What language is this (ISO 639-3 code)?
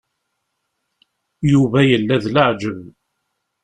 kab